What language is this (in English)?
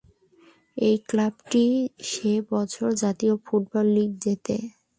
Bangla